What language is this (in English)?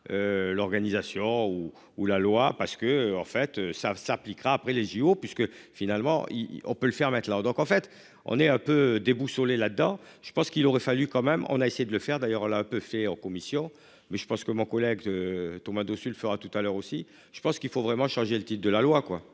French